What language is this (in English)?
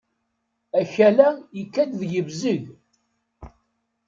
Kabyle